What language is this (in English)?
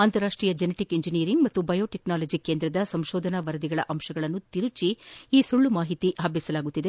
Kannada